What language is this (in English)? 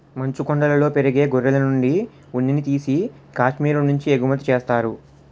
Telugu